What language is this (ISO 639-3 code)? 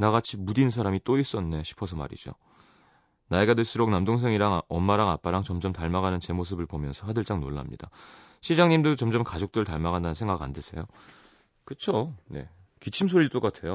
kor